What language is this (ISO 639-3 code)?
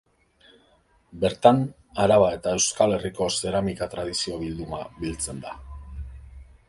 eus